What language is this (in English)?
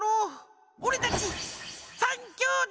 Japanese